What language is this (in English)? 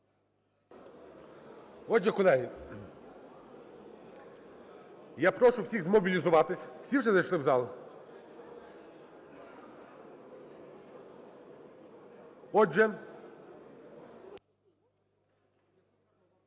Ukrainian